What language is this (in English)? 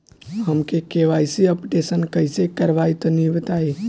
Bhojpuri